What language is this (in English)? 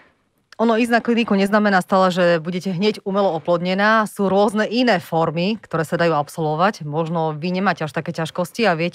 Slovak